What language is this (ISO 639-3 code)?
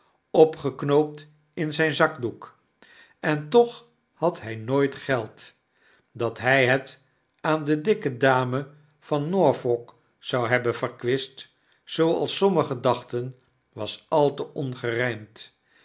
nld